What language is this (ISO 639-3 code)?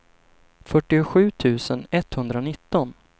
swe